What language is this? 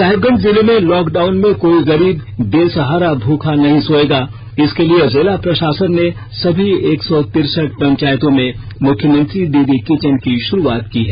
Hindi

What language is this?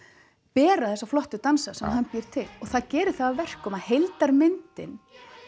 Icelandic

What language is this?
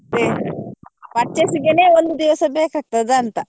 Kannada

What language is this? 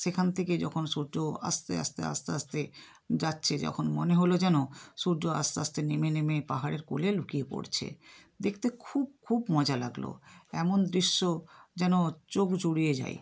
Bangla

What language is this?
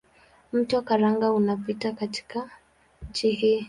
Swahili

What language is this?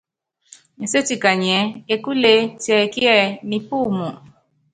Yangben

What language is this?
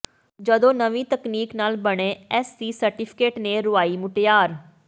Punjabi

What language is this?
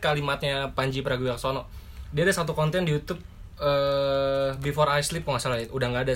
Indonesian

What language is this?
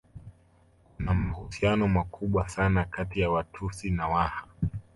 Swahili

